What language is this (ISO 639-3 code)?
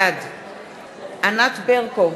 heb